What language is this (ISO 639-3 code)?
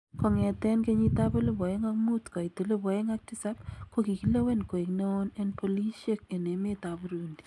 kln